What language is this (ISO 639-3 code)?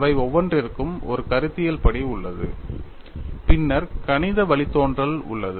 tam